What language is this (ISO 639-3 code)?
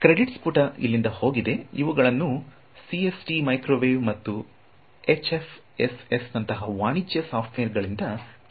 kan